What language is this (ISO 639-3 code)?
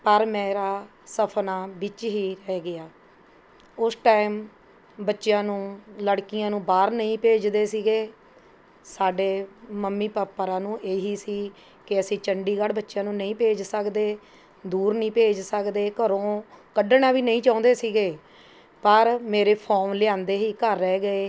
pan